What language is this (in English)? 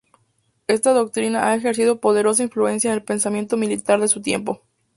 Spanish